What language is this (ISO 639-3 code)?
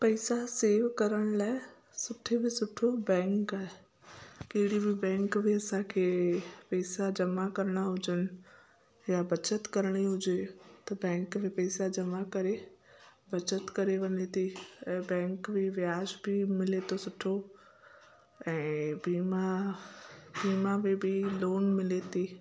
snd